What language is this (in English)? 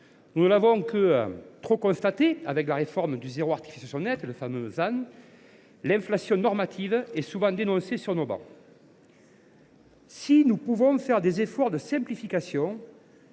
French